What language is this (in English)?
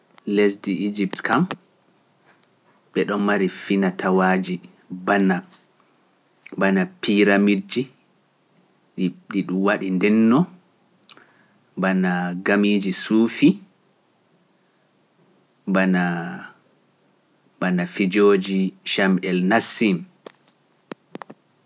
Pular